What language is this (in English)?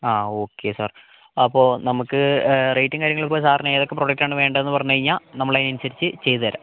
Malayalam